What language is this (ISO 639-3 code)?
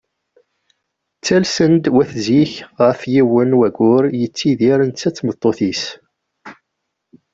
kab